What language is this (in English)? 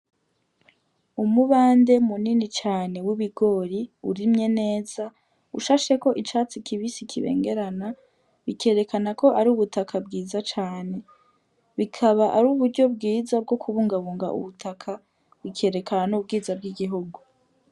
Rundi